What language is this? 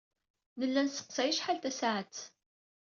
Kabyle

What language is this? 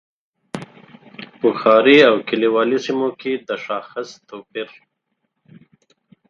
Pashto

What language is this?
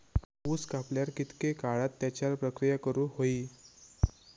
Marathi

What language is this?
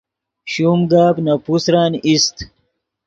Yidgha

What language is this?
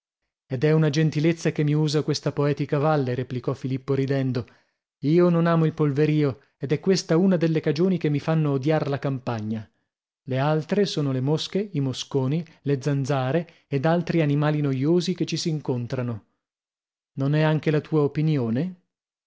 Italian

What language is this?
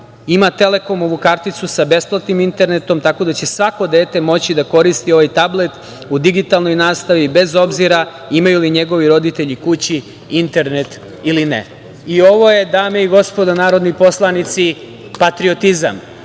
Serbian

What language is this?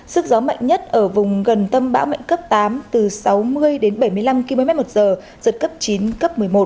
Vietnamese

